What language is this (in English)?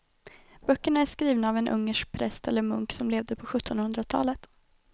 Swedish